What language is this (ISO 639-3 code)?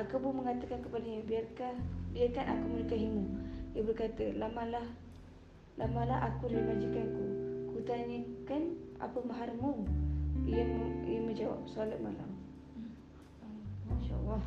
msa